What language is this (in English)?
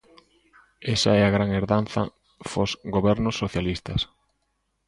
Galician